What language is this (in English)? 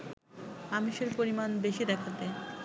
Bangla